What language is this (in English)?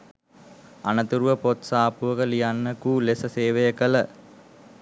Sinhala